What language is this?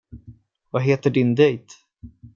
Swedish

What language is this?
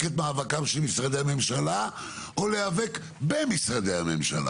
Hebrew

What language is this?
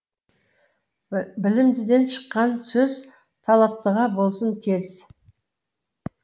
Kazakh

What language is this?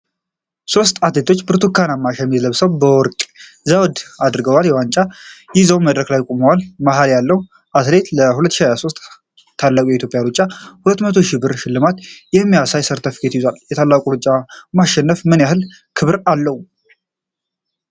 Amharic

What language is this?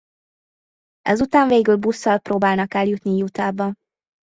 Hungarian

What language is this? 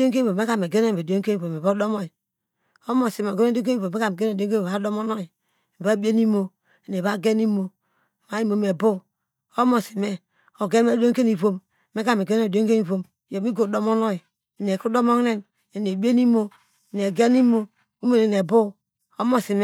Degema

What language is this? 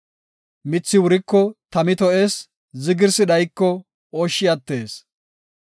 Gofa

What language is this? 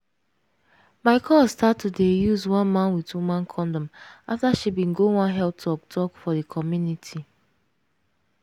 Nigerian Pidgin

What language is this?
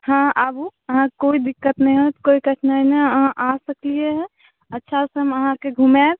Maithili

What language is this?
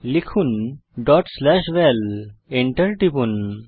Bangla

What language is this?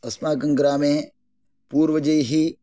Sanskrit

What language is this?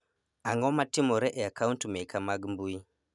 Luo (Kenya and Tanzania)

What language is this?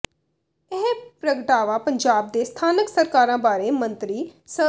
Punjabi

